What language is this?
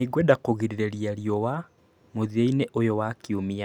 Kikuyu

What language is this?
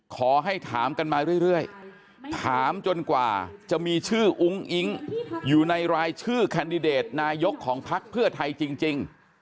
Thai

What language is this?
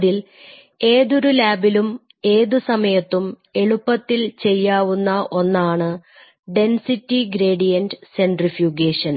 Malayalam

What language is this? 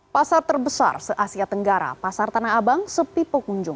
Indonesian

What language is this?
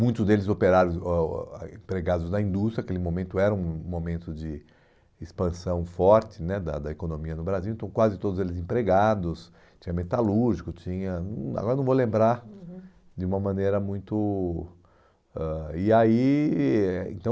Portuguese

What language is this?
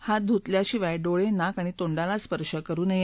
Marathi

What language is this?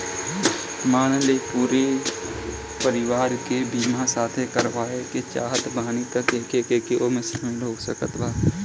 Bhojpuri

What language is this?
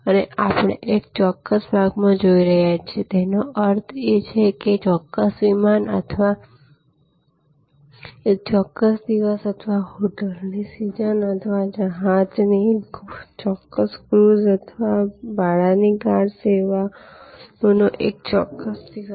Gujarati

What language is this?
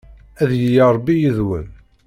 Kabyle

